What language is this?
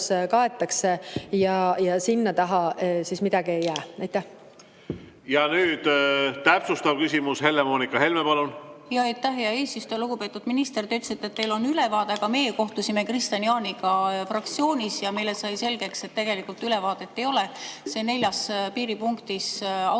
Estonian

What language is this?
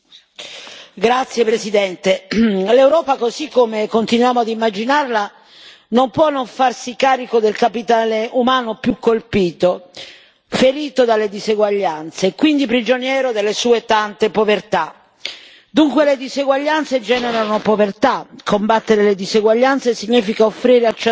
Italian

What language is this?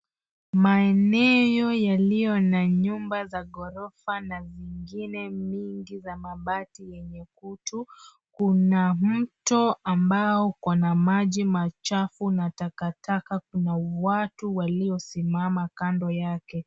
Swahili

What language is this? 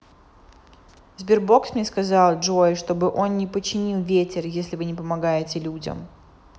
Russian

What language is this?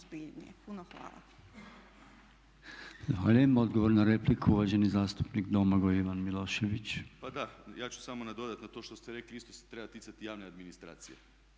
Croatian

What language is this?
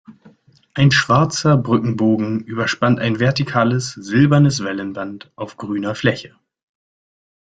German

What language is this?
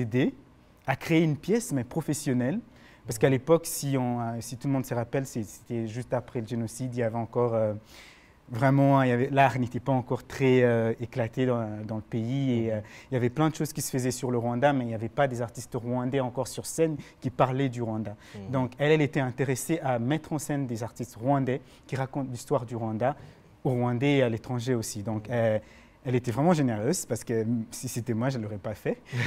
French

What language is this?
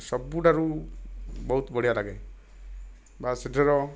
Odia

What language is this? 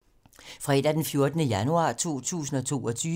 Danish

